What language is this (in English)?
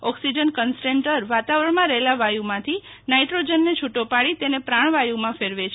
Gujarati